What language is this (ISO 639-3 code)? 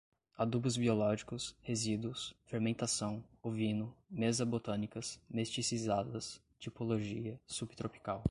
por